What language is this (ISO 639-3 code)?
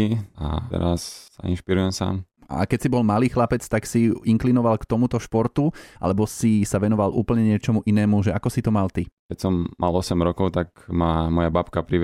slk